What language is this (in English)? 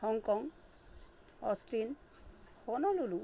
Sanskrit